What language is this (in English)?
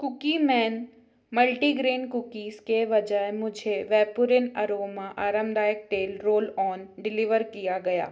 Hindi